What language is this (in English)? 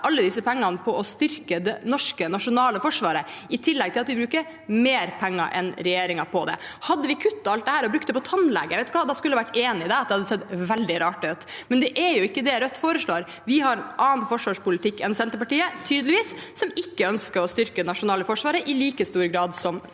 Norwegian